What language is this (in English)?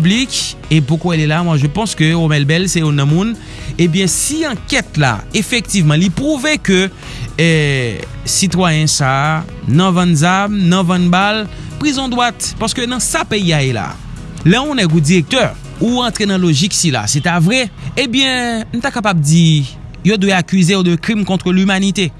French